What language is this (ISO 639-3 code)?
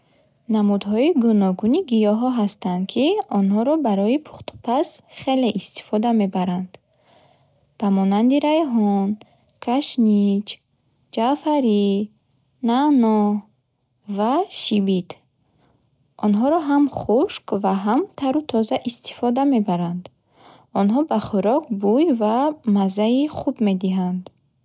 bhh